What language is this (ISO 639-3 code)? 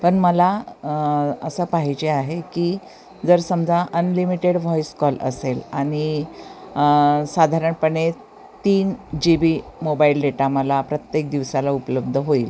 mar